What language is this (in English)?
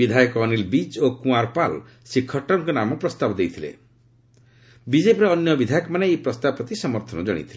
Odia